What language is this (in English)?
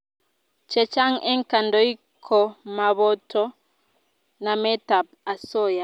Kalenjin